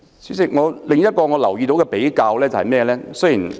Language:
Cantonese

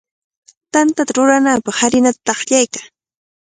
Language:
Cajatambo North Lima Quechua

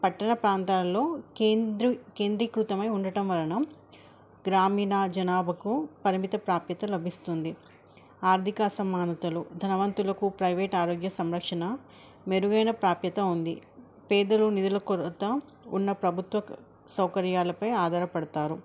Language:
Telugu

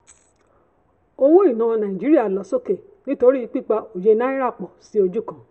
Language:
Yoruba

